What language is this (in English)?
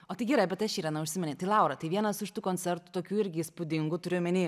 Lithuanian